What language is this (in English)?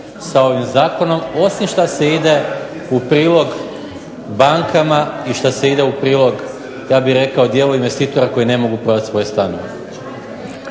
Croatian